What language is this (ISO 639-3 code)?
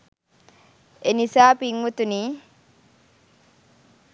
sin